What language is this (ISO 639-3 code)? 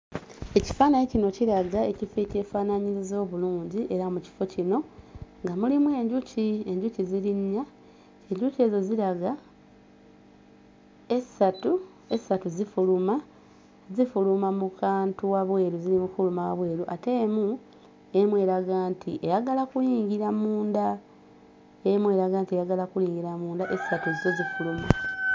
lug